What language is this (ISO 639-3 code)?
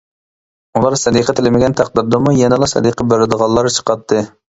uig